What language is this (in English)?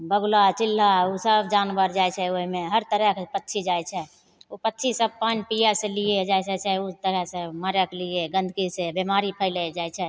Maithili